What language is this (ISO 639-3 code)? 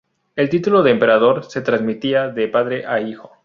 spa